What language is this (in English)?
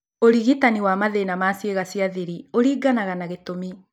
Kikuyu